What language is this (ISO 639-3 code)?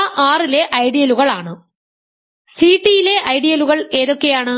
mal